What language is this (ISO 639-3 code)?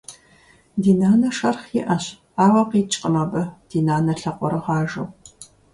kbd